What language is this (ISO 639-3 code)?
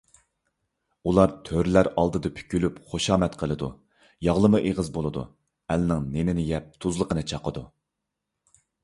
uig